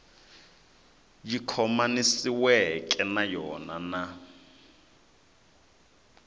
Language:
Tsonga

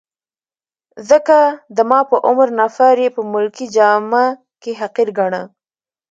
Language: Pashto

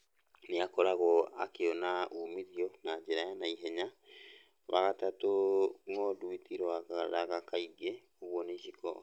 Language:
Kikuyu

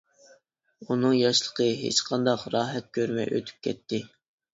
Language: Uyghur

